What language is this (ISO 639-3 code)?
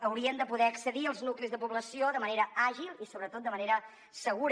cat